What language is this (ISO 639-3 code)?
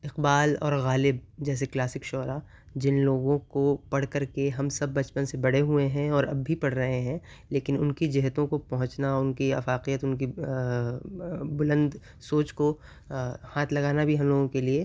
urd